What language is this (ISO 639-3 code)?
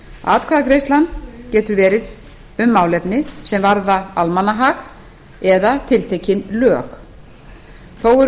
isl